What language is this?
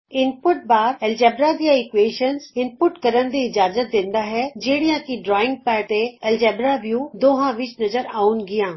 Punjabi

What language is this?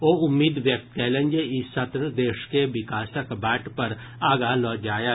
Maithili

